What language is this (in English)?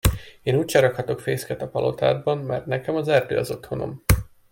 Hungarian